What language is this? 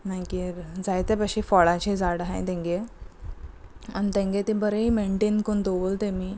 Konkani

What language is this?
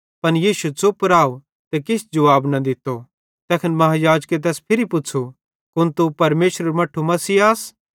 Bhadrawahi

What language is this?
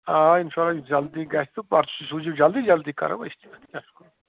Kashmiri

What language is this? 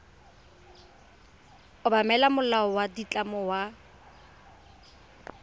Tswana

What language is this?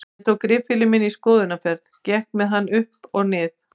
Icelandic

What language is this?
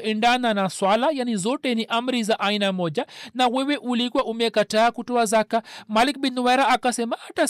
Swahili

